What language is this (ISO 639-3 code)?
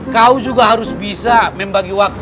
ind